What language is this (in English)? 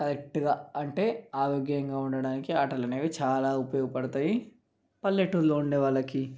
Telugu